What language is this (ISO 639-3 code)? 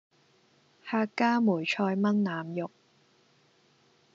yue